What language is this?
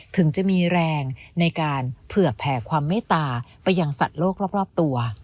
Thai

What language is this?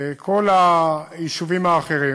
Hebrew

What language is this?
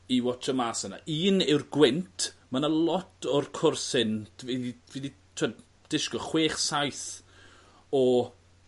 Welsh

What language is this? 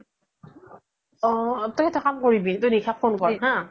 Assamese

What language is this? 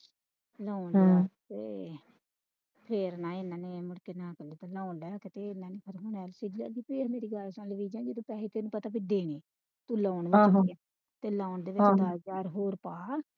Punjabi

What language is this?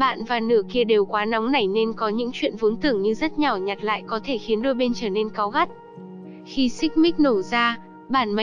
Vietnamese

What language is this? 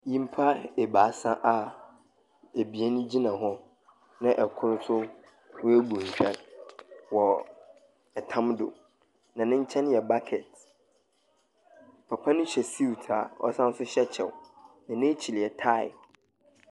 Akan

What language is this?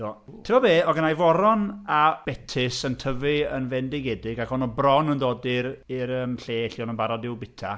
Welsh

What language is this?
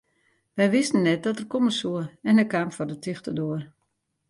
Western Frisian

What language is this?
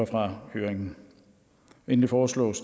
Danish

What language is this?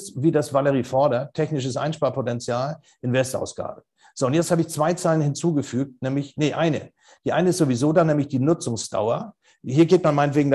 German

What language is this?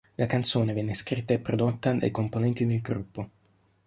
Italian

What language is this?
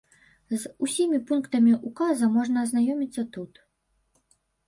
Belarusian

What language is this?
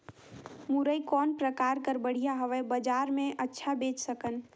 Chhattisgarhi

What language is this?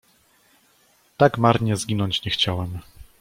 Polish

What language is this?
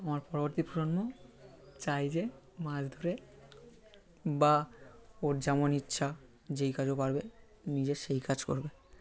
Bangla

